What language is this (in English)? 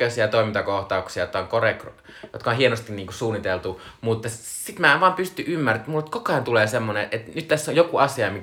Finnish